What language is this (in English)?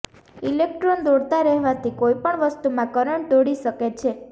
Gujarati